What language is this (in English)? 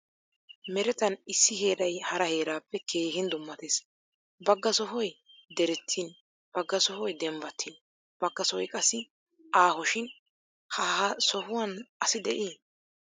Wolaytta